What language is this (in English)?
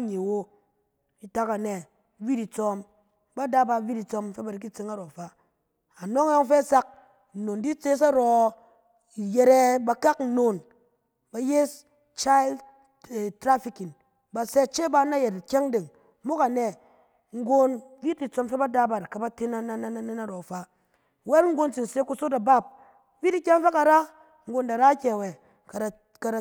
Cen